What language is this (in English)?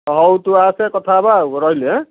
Odia